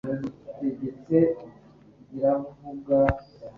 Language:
Kinyarwanda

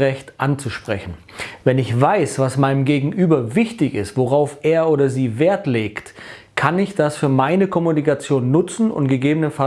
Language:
German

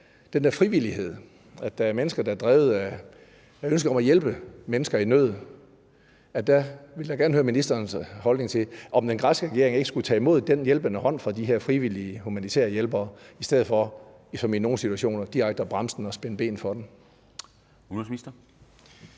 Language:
Danish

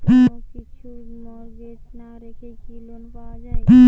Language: Bangla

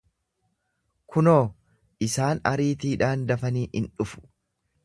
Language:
Oromo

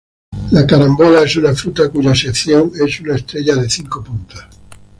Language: Spanish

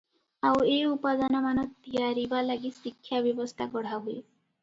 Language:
Odia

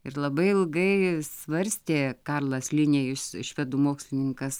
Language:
Lithuanian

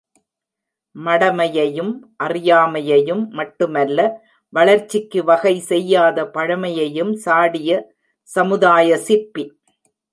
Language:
Tamil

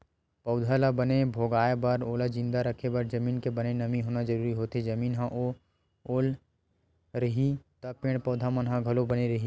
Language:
Chhattisgarhi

